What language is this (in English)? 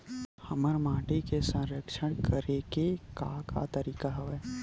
Chhattisgarhi